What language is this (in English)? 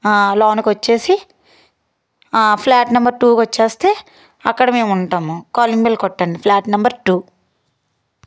Telugu